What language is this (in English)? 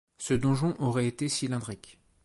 French